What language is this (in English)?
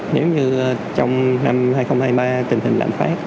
Vietnamese